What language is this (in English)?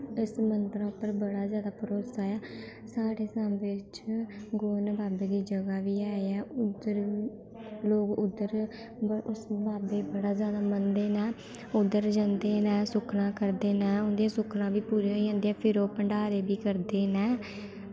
Dogri